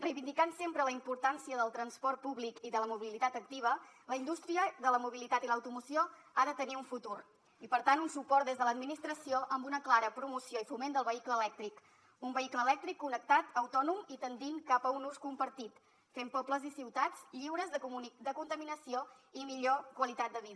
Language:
Catalan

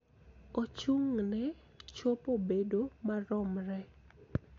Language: Luo (Kenya and Tanzania)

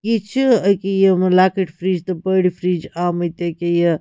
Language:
Kashmiri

